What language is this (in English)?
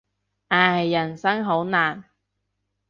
Cantonese